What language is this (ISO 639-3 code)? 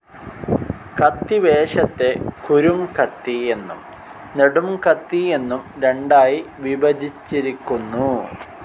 mal